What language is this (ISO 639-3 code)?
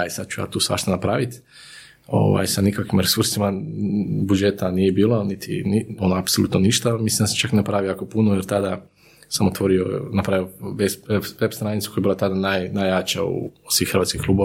hrv